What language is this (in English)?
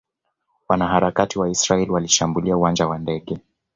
Swahili